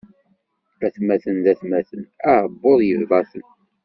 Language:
Kabyle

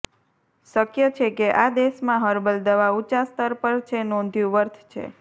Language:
Gujarati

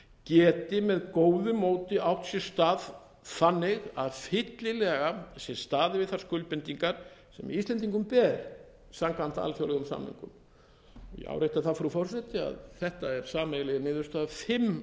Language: Icelandic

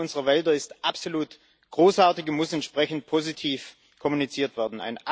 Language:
German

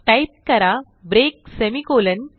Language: Marathi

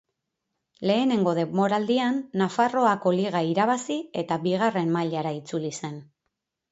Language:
Basque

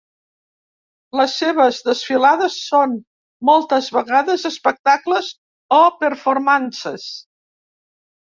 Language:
Catalan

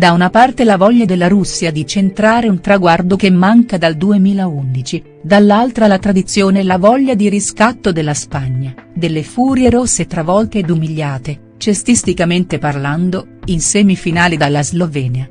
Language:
Italian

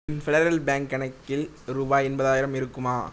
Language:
Tamil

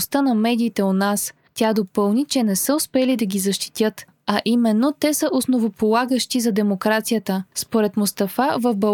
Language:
Bulgarian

